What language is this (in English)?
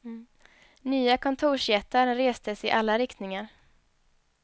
Swedish